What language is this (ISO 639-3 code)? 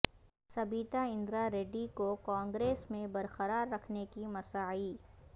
urd